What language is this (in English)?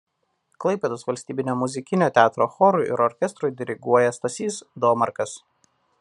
Lithuanian